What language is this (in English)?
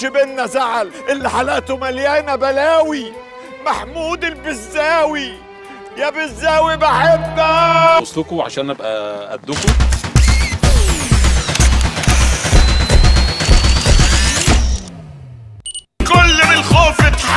Arabic